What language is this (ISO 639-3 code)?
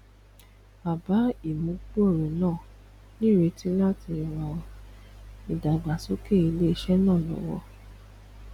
yor